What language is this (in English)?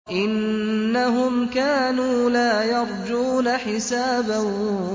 Arabic